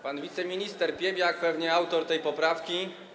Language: Polish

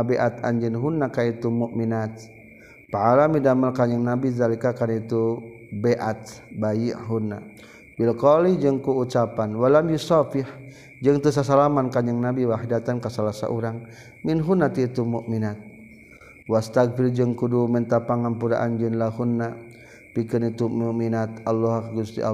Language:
Malay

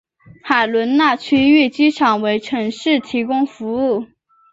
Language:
Chinese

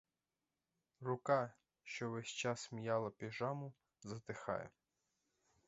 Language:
Ukrainian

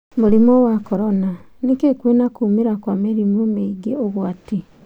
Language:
Kikuyu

